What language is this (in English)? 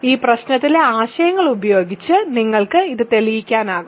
Malayalam